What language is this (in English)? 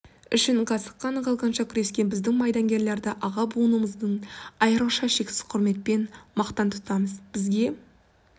Kazakh